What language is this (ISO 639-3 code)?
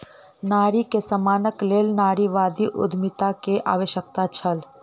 mai